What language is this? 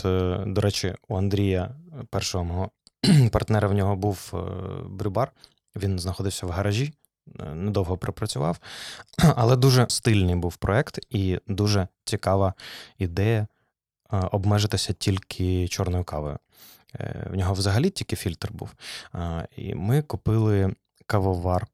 Ukrainian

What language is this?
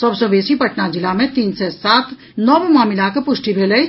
Maithili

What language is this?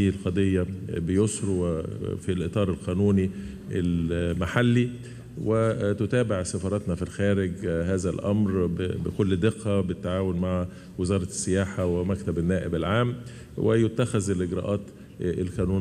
Arabic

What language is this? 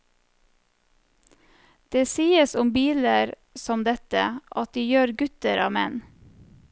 Norwegian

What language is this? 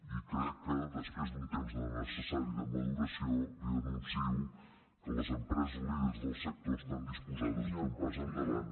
Catalan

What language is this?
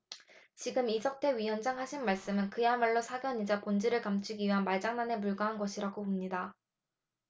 Korean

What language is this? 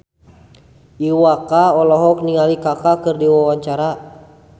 Sundanese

